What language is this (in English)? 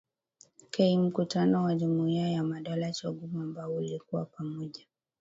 Swahili